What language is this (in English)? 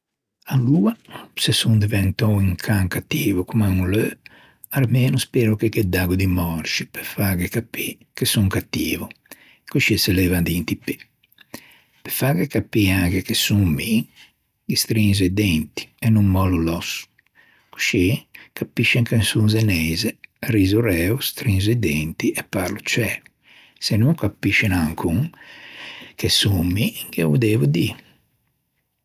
Ligurian